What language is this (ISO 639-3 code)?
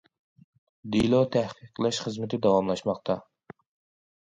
uig